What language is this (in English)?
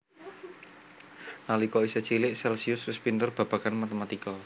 Javanese